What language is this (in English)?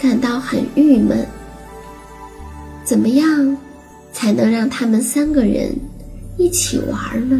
Chinese